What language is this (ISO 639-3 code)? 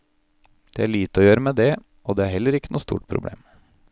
nor